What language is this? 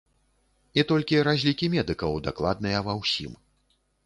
Belarusian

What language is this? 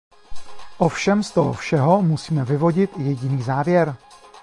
Czech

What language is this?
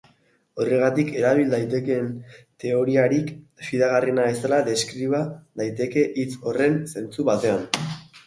Basque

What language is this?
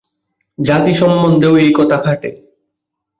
Bangla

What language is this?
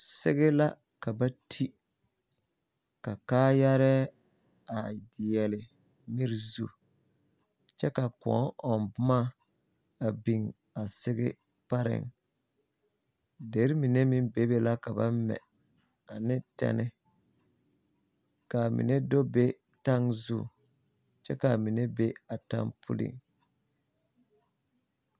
Southern Dagaare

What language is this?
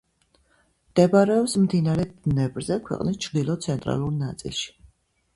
Georgian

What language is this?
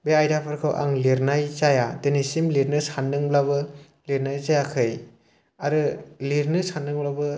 Bodo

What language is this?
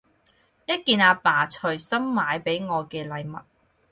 Cantonese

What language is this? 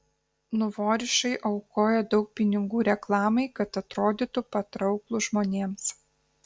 Lithuanian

